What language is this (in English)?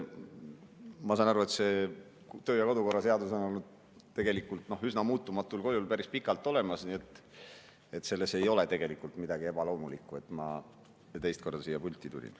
Estonian